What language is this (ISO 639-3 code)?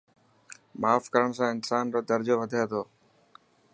mki